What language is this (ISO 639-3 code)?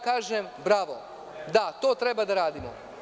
srp